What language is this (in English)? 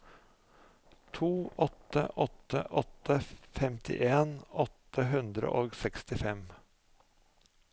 Norwegian